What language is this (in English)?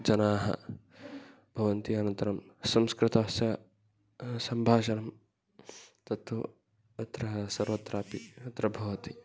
Sanskrit